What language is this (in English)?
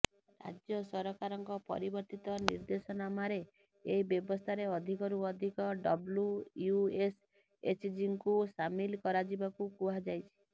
Odia